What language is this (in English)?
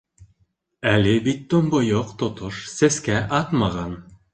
Bashkir